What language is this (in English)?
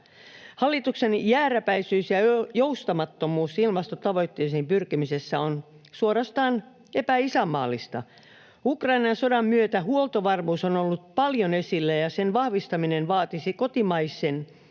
Finnish